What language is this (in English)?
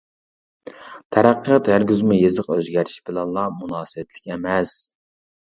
Uyghur